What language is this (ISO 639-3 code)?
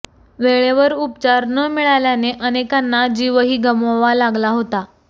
mar